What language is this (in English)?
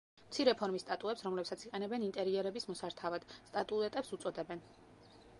Georgian